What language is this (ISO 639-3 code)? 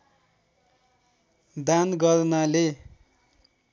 nep